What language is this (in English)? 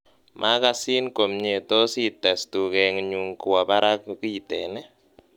Kalenjin